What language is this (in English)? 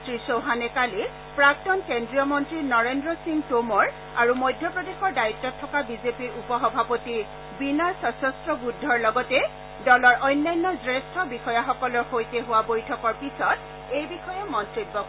Assamese